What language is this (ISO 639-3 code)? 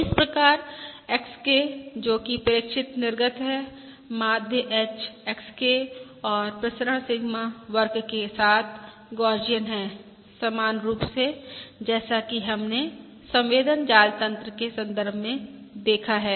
hin